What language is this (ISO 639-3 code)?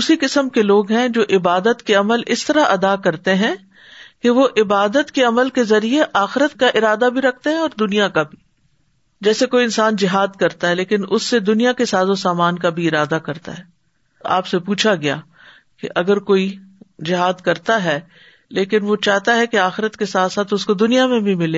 urd